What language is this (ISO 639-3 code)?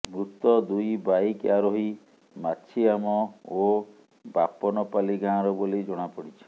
ori